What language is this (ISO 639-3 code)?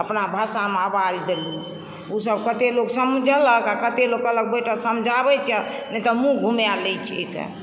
mai